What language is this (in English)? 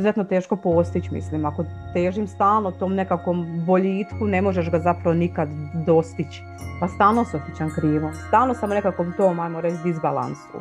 Croatian